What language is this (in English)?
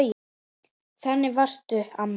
Icelandic